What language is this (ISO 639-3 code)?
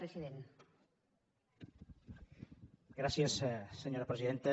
cat